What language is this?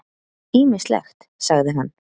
Icelandic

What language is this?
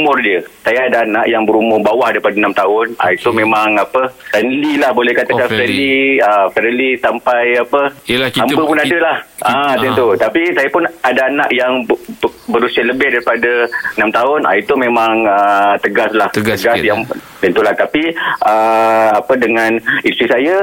Malay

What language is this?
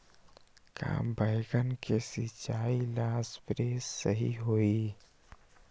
Magahi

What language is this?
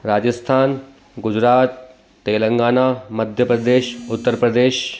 Sindhi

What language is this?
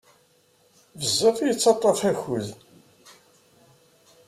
Kabyle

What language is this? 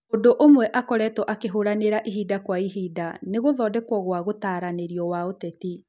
Kikuyu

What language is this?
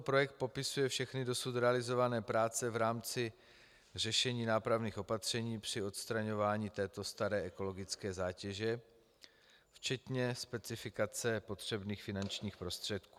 Czech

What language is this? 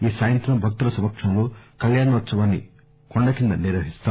Telugu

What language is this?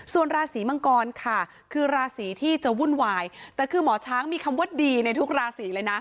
Thai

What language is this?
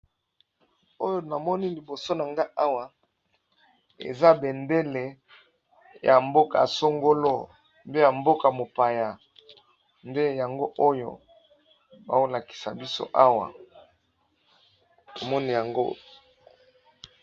Lingala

